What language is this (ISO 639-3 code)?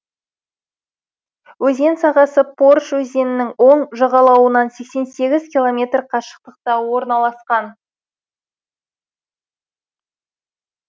kaz